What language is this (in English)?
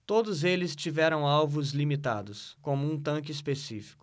Portuguese